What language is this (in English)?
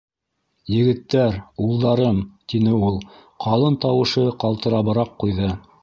Bashkir